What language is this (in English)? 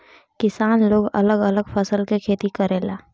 Bhojpuri